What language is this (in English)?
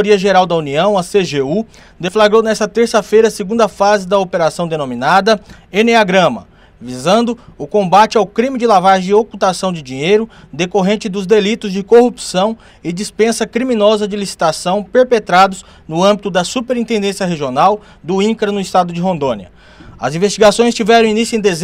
Portuguese